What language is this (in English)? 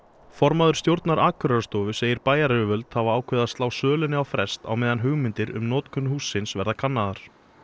Icelandic